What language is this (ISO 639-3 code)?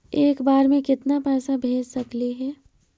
mag